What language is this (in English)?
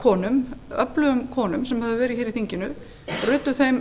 Icelandic